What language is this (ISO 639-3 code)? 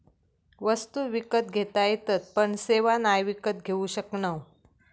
mar